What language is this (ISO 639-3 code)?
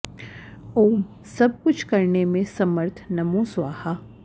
san